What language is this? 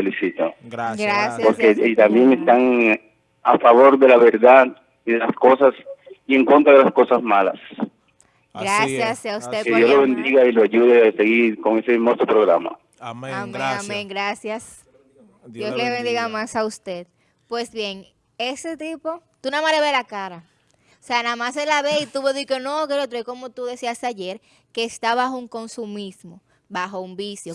Spanish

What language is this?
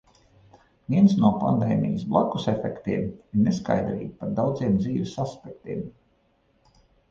Latvian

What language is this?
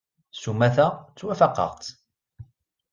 Kabyle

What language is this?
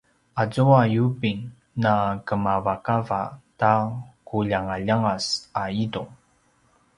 Paiwan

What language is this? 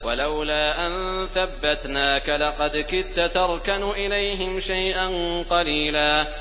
Arabic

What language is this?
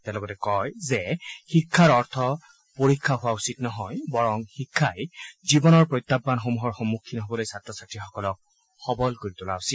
Assamese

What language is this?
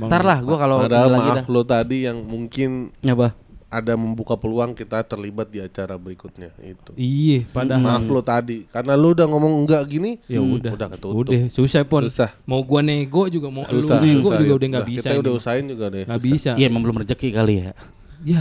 Indonesian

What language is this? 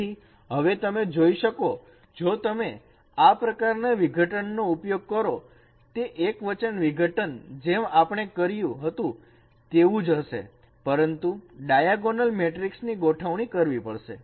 Gujarati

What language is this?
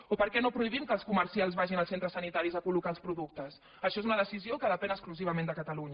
Catalan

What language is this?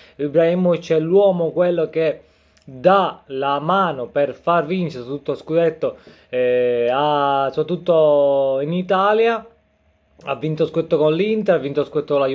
Italian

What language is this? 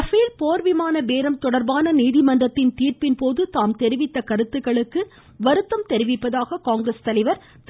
Tamil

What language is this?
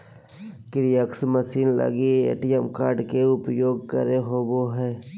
Magahi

